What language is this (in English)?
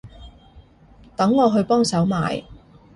Cantonese